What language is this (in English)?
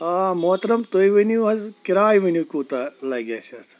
Kashmiri